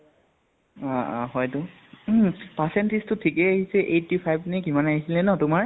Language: Assamese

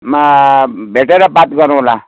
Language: Nepali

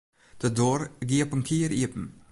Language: Western Frisian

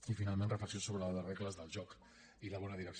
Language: Catalan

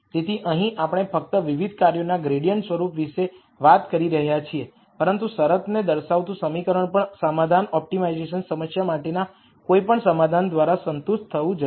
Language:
Gujarati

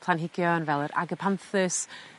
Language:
Welsh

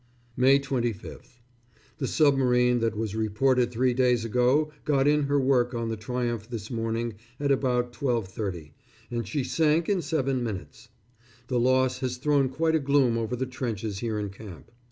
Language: English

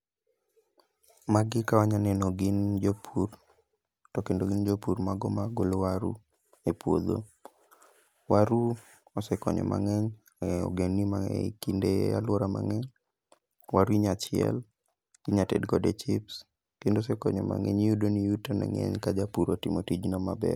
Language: Luo (Kenya and Tanzania)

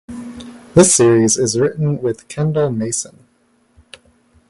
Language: English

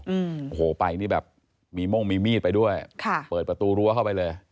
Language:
Thai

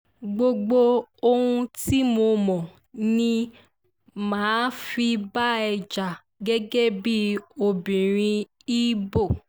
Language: Yoruba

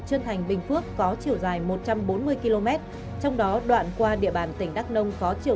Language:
Vietnamese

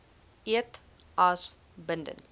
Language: Afrikaans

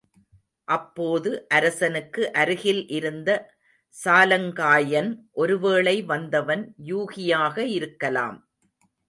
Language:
Tamil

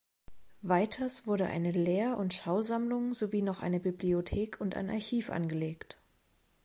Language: German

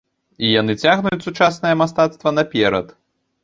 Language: Belarusian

